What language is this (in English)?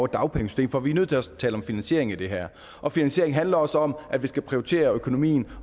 Danish